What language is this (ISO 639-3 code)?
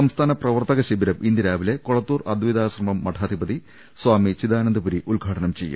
mal